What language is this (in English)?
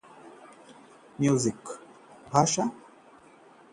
Hindi